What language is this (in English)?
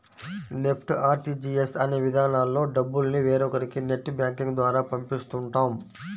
Telugu